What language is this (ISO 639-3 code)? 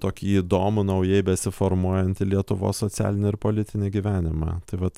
lit